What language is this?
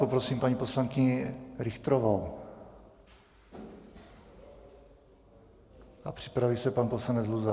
Czech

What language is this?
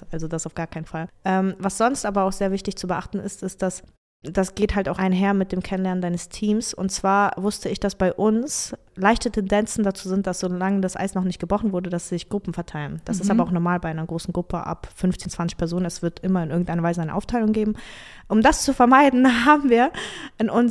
German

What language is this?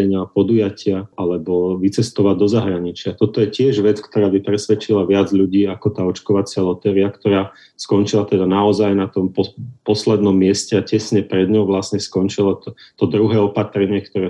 Slovak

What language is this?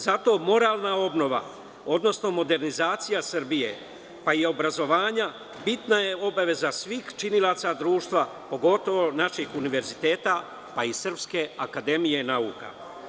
Serbian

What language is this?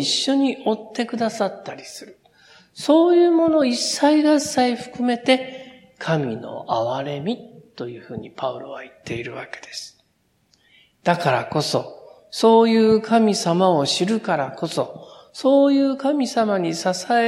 Japanese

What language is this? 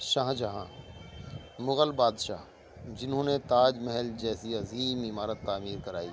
Urdu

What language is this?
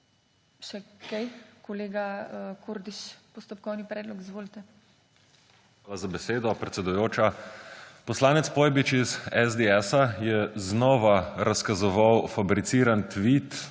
Slovenian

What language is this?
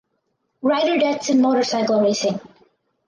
English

